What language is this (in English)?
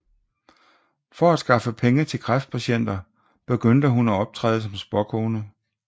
Danish